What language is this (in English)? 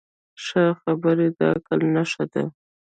Pashto